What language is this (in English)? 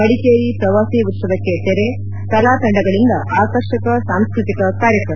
Kannada